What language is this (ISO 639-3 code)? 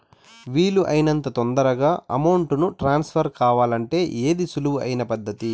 tel